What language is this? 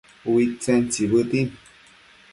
Matsés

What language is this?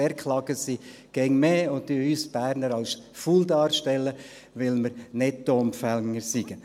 Swiss German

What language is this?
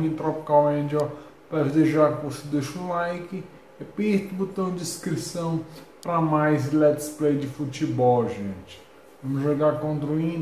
Portuguese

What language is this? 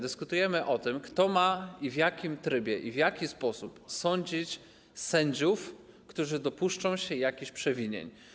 Polish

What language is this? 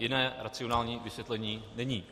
Czech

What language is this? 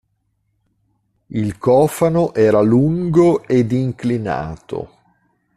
Italian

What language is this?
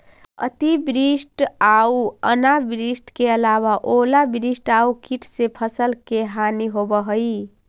Magahi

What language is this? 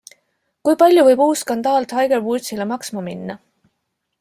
Estonian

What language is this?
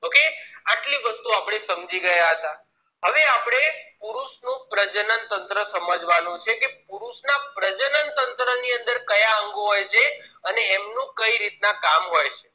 Gujarati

